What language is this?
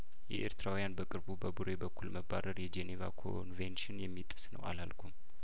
Amharic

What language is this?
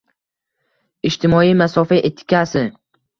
Uzbek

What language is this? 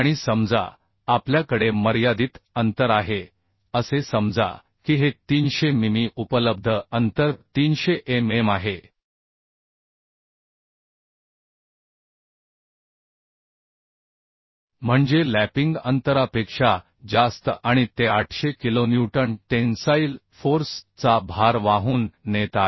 Marathi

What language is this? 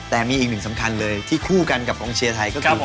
Thai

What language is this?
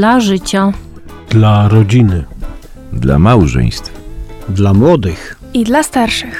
Polish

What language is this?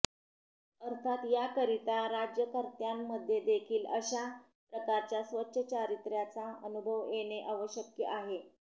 Marathi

